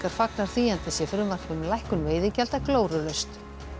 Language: Icelandic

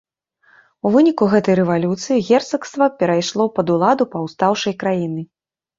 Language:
Belarusian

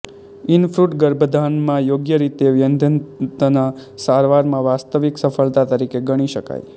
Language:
Gujarati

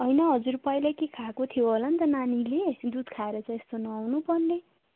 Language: Nepali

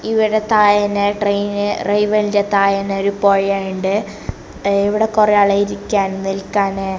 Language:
Malayalam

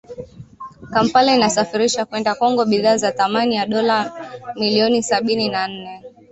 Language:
Swahili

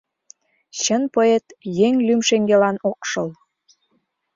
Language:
Mari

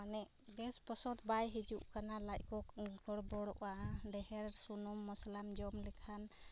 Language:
Santali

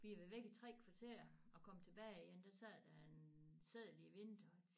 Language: Danish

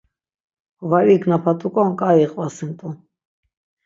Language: Laz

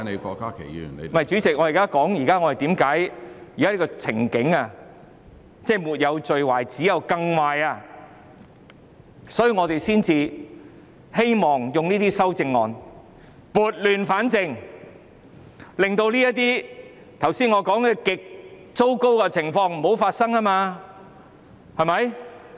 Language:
Cantonese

